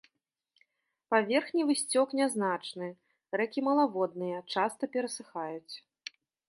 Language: Belarusian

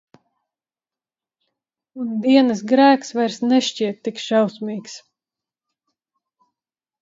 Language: Latvian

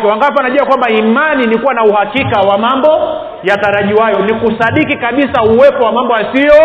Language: Swahili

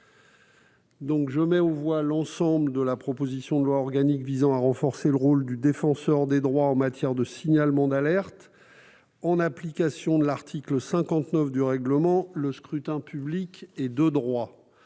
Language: French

